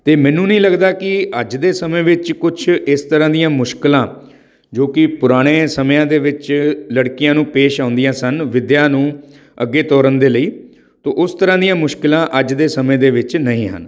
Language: Punjabi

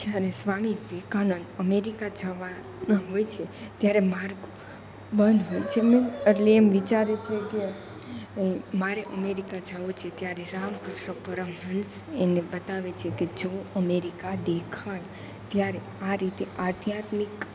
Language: Gujarati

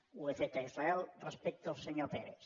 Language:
Catalan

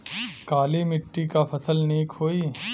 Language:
Bhojpuri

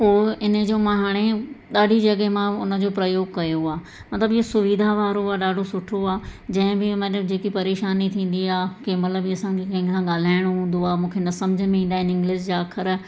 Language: Sindhi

